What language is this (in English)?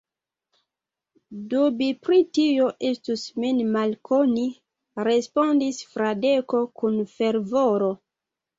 Esperanto